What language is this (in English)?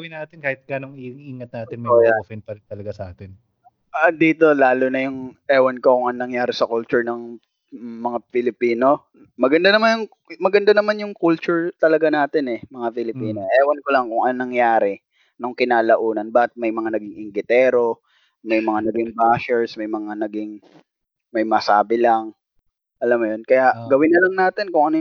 Filipino